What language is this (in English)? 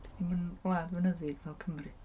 Welsh